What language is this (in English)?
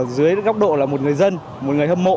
Vietnamese